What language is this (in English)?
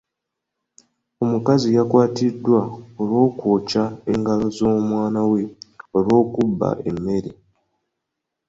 Ganda